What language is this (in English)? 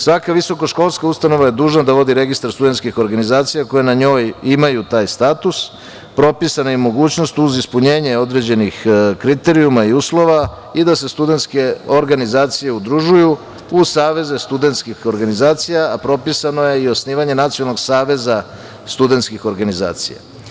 Serbian